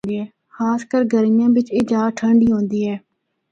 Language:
Northern Hindko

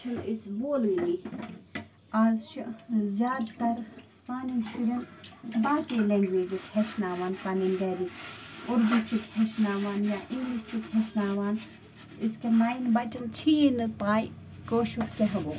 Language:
Kashmiri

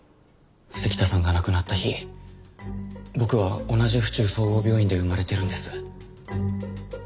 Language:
Japanese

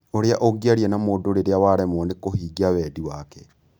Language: Kikuyu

